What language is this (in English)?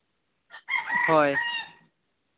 Santali